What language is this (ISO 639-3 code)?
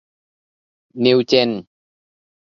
tha